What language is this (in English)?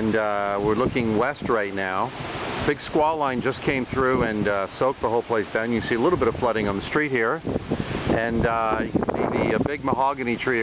English